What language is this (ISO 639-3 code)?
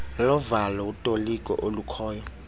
xho